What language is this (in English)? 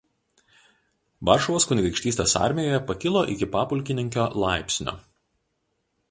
Lithuanian